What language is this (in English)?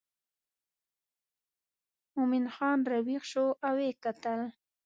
Pashto